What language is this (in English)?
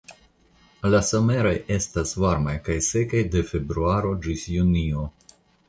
Esperanto